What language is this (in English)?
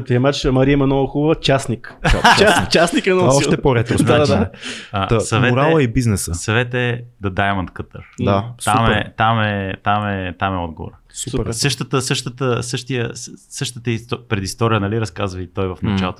Bulgarian